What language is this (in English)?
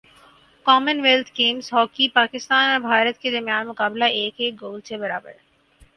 Urdu